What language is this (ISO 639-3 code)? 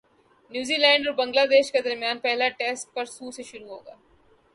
urd